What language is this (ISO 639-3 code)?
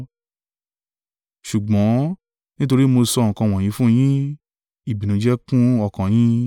yor